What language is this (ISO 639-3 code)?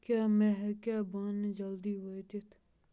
kas